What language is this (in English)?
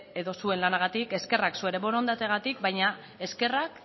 Basque